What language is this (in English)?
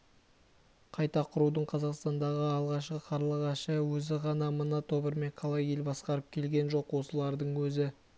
Kazakh